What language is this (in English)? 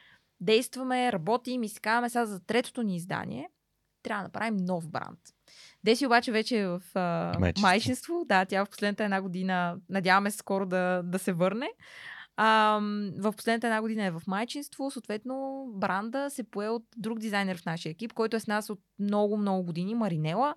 Bulgarian